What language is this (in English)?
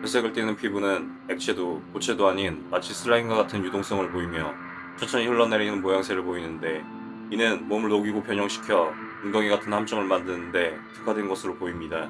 Korean